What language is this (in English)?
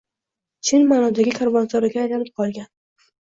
Uzbek